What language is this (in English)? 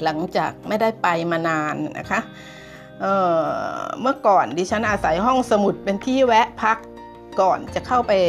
Thai